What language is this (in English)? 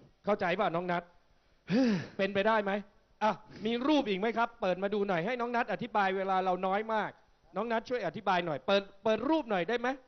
Thai